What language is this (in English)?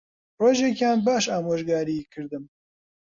Central Kurdish